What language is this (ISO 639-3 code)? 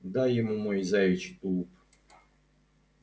rus